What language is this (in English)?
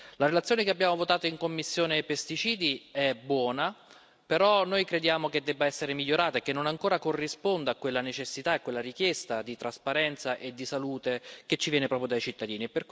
Italian